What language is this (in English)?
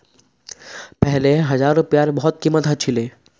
Magahi